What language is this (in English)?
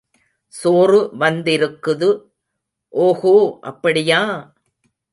Tamil